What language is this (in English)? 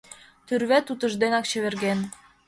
Mari